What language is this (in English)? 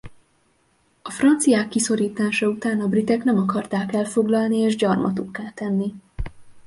Hungarian